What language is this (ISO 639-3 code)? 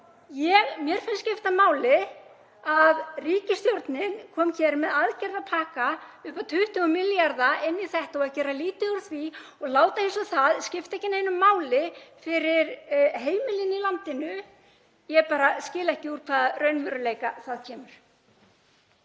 isl